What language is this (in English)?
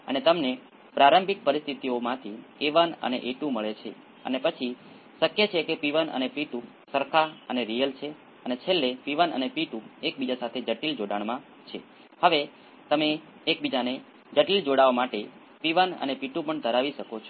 Gujarati